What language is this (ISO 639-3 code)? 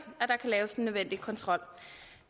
dan